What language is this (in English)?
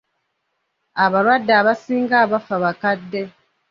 Ganda